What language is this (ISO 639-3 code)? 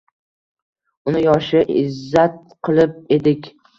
uzb